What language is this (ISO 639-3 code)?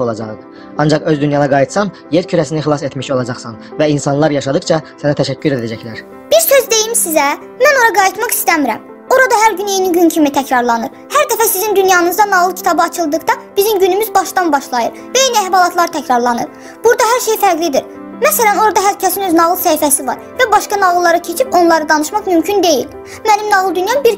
tur